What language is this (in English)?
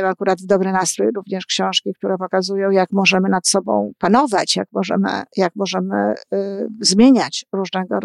Polish